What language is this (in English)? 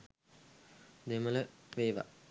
Sinhala